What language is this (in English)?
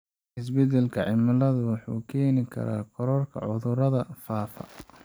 Somali